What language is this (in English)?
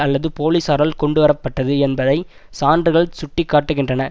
Tamil